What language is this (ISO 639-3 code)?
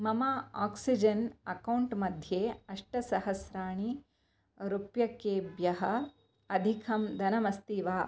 san